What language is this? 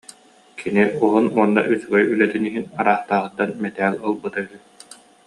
Yakut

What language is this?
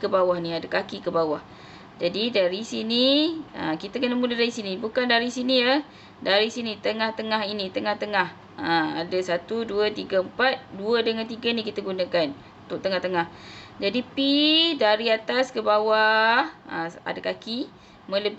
Malay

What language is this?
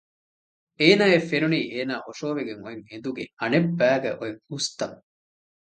Divehi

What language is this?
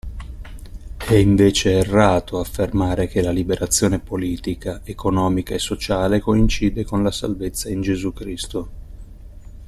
Italian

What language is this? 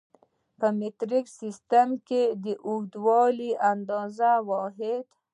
Pashto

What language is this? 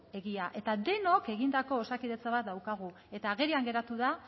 Basque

